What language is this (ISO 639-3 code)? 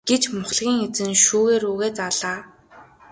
mon